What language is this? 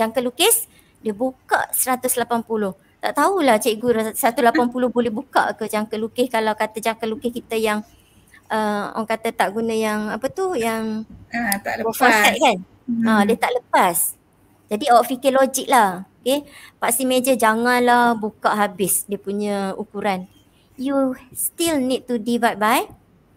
Malay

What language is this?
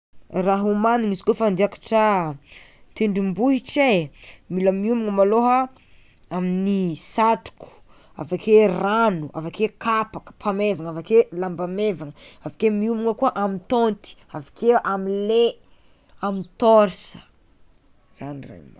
Tsimihety Malagasy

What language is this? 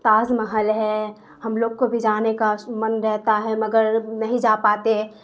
Urdu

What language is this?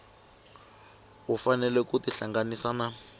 Tsonga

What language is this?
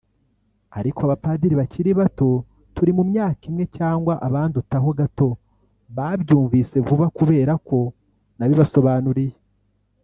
Kinyarwanda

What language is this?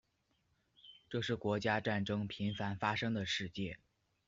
Chinese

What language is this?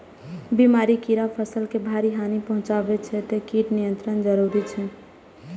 Maithili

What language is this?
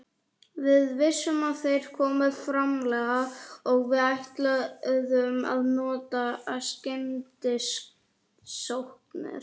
Icelandic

